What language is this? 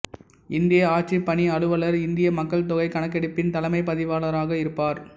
Tamil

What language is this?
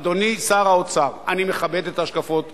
Hebrew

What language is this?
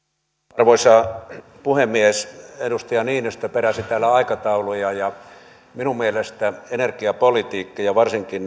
Finnish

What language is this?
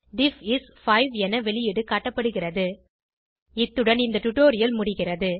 Tamil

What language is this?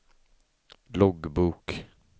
Swedish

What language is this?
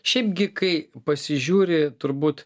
Lithuanian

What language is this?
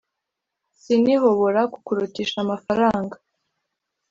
Kinyarwanda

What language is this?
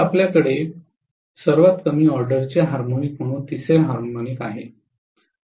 Marathi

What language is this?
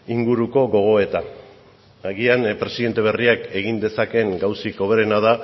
Basque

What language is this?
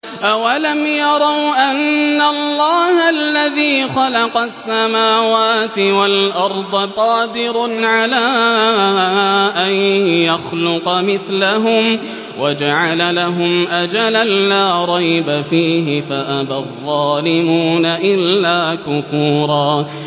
Arabic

